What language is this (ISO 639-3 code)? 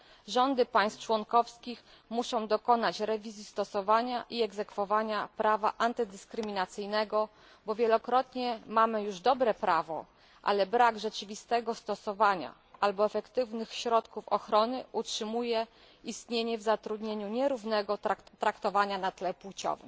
pol